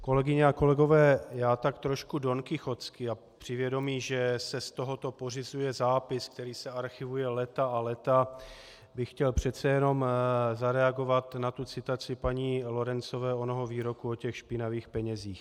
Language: Czech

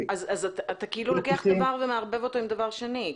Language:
Hebrew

